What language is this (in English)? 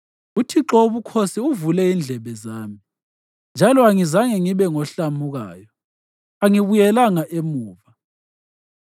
North Ndebele